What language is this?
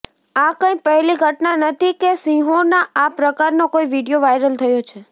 Gujarati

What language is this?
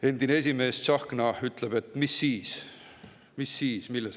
Estonian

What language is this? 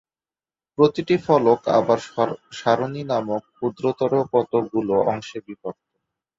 Bangla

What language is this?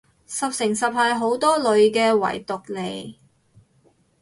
Cantonese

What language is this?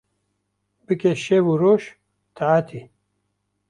Kurdish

